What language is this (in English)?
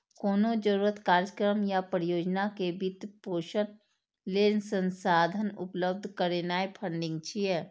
Maithili